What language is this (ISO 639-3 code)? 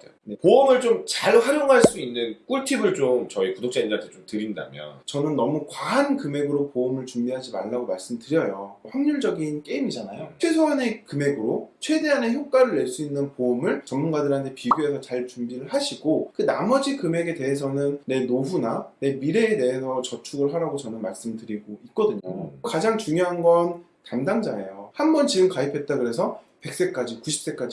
kor